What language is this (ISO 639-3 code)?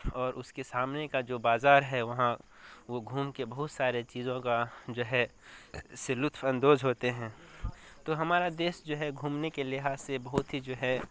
urd